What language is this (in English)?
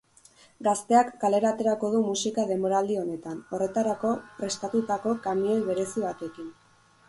Basque